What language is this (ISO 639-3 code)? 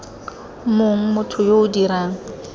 tsn